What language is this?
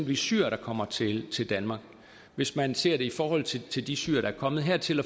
Danish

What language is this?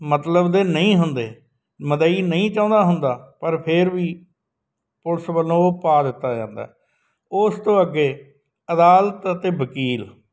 Punjabi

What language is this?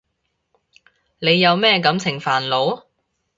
Cantonese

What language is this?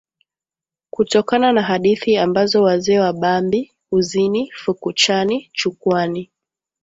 Swahili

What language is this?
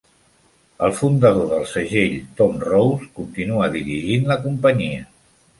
Catalan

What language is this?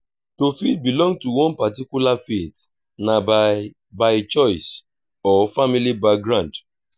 Nigerian Pidgin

